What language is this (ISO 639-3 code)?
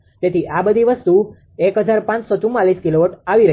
guj